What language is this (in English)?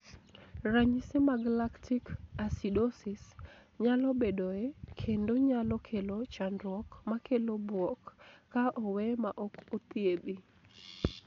Luo (Kenya and Tanzania)